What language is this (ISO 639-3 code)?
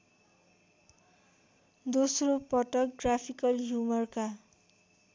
nep